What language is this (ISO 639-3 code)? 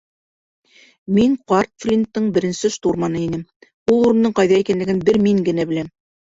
bak